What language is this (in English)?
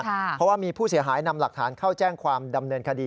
Thai